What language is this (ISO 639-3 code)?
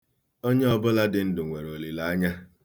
ibo